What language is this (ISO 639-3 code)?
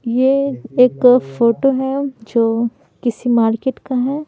hin